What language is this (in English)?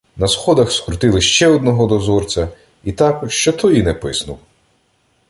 Ukrainian